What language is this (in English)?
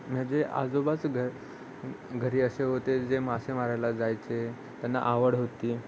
Marathi